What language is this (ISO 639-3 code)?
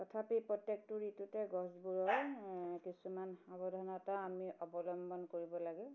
asm